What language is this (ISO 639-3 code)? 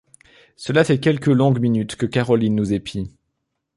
fra